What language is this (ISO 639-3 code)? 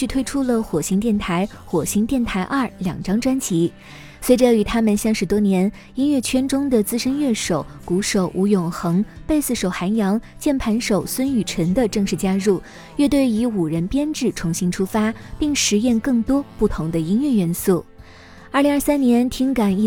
zho